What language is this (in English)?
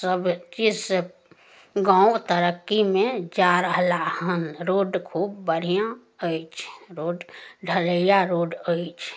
Maithili